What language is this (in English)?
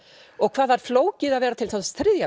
Icelandic